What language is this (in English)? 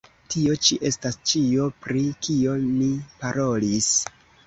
Esperanto